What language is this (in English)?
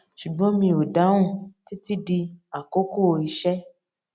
Yoruba